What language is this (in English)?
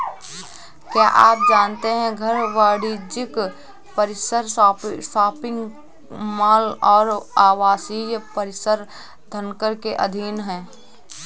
Hindi